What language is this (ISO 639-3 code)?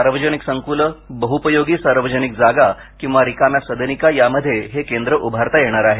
mar